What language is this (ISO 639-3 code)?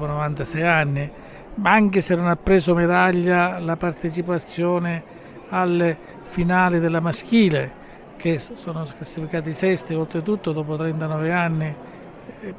ita